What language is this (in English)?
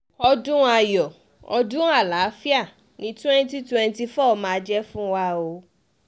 Yoruba